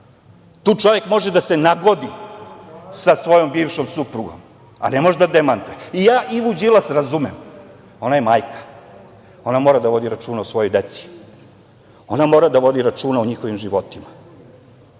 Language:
Serbian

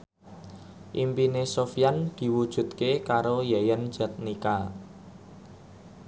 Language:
Javanese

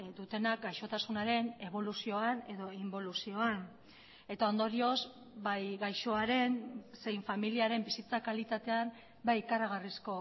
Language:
Basque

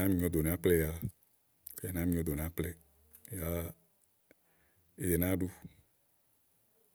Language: Igo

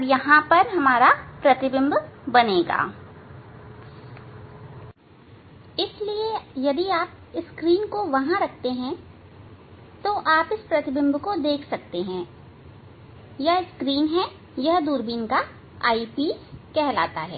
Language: Hindi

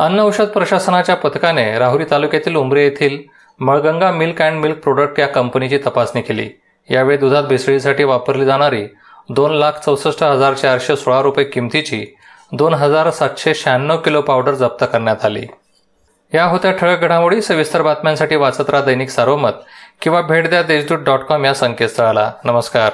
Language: Marathi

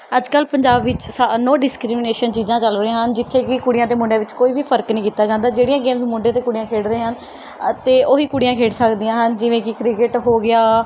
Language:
Punjabi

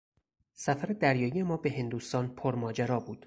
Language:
Persian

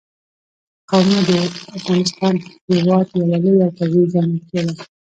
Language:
Pashto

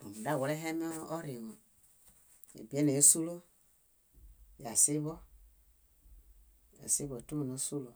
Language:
Bayot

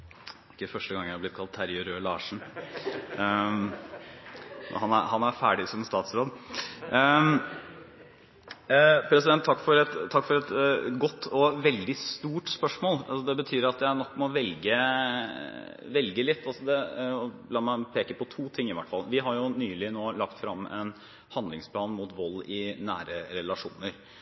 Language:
Norwegian Bokmål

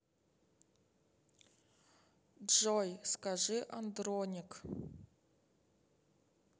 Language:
Russian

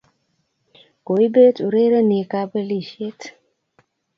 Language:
Kalenjin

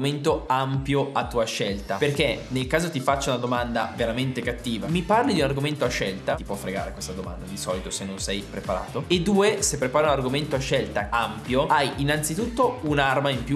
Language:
Italian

